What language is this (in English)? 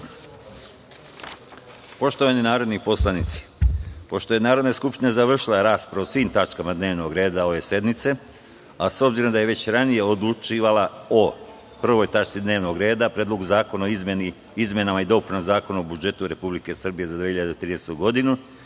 Serbian